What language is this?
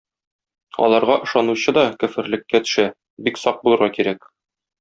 Tatar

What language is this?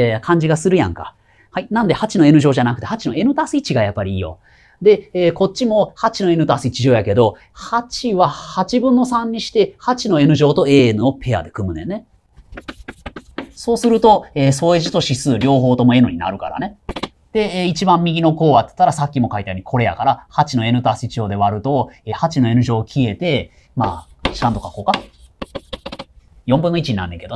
Japanese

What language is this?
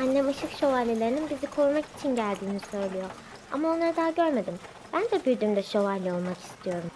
Turkish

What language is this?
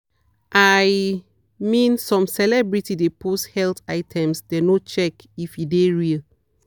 Nigerian Pidgin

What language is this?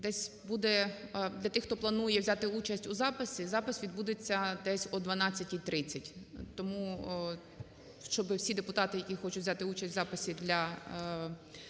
Ukrainian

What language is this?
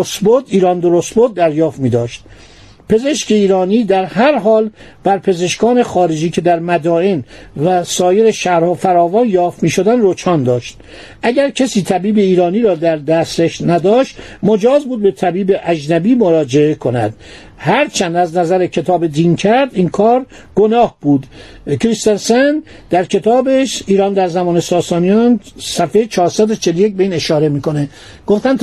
Persian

